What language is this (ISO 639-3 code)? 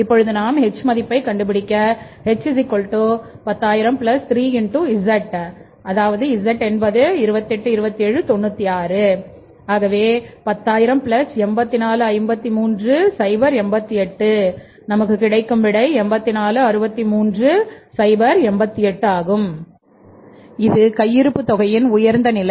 tam